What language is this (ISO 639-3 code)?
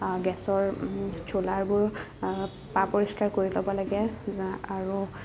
asm